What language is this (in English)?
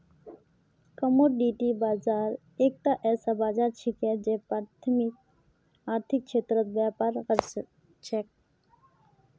Magahi